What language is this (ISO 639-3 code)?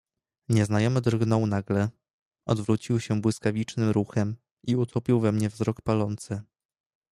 pol